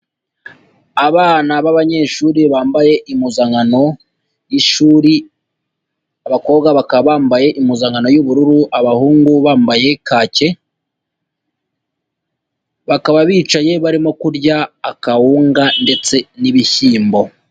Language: Kinyarwanda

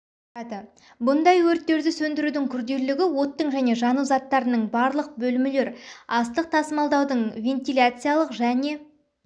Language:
Kazakh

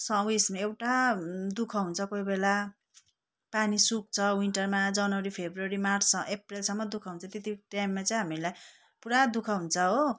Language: Nepali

